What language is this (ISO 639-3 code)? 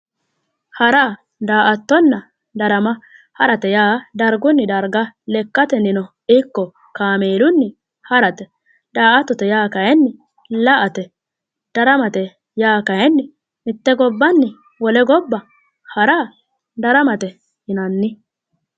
sid